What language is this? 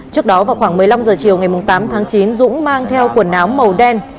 Vietnamese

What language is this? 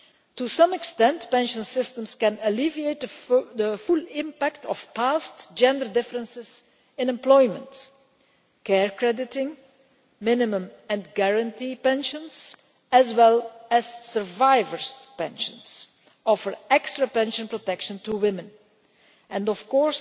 English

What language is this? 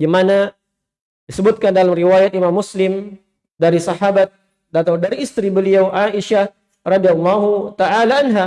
Indonesian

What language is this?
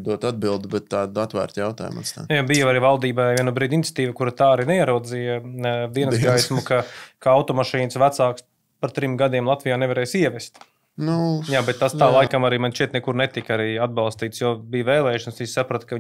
Latvian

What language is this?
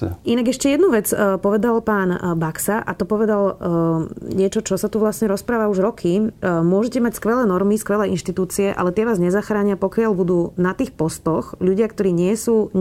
Slovak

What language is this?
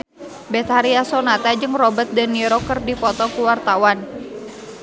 Sundanese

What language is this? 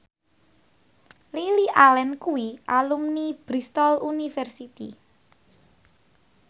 Javanese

